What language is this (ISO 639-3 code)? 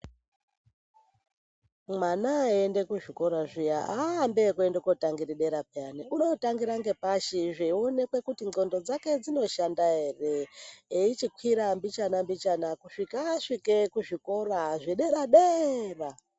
ndc